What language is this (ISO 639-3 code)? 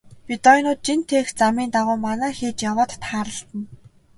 mon